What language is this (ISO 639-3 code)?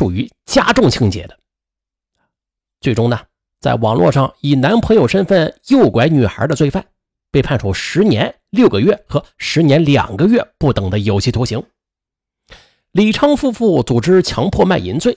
zho